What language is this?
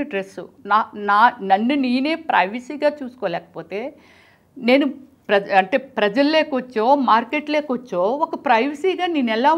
Telugu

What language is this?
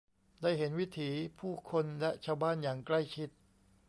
Thai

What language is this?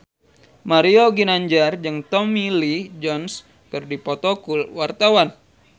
Sundanese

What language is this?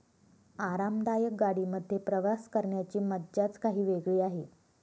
Marathi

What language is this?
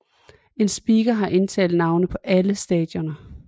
Danish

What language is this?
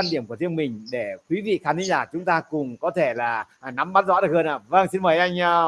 Vietnamese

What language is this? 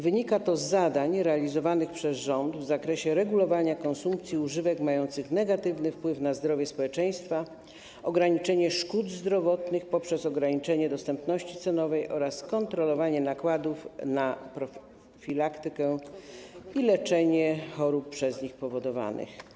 Polish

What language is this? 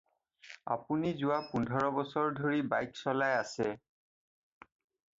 Assamese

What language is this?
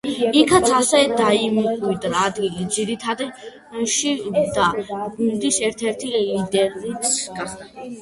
Georgian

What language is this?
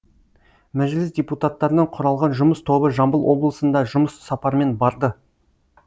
Kazakh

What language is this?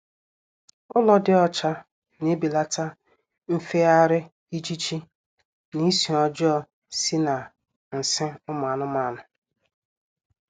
Igbo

